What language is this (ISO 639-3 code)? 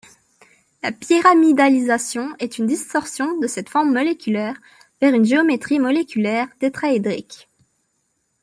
fra